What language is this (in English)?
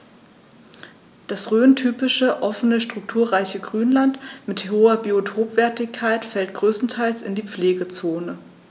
German